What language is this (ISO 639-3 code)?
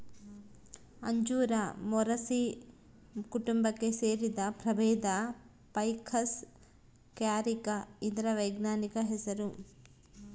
kan